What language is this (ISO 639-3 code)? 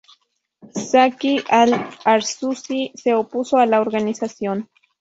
spa